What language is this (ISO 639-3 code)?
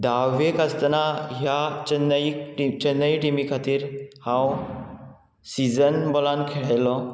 kok